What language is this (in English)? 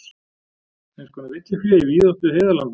Icelandic